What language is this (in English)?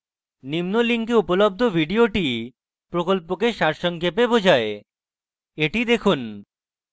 Bangla